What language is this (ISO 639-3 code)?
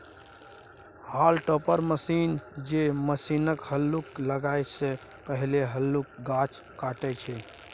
mai